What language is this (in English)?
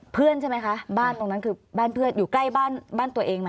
Thai